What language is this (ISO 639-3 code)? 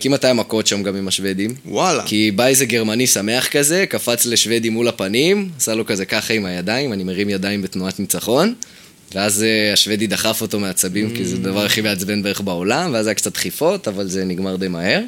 heb